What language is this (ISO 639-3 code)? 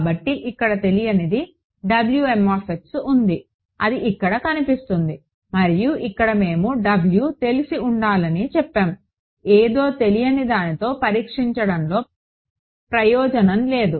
tel